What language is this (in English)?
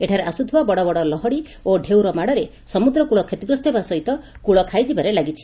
Odia